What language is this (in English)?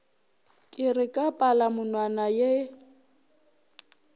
Northern Sotho